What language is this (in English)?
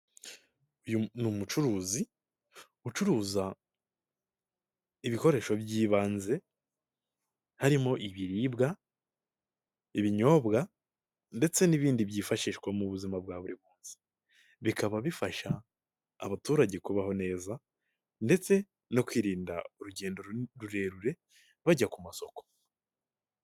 Kinyarwanda